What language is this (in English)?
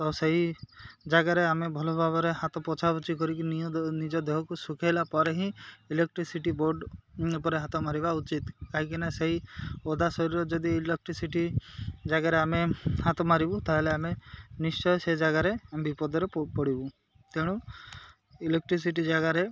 Odia